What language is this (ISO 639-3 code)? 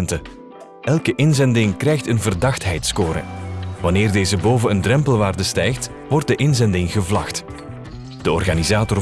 nld